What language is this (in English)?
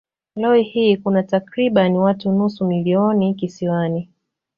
Swahili